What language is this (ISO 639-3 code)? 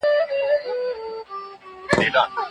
pus